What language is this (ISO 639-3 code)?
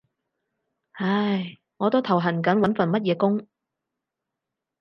yue